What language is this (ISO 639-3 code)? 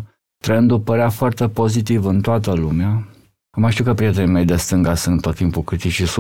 ron